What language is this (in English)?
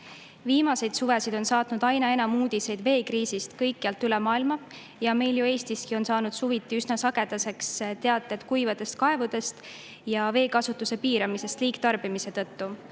Estonian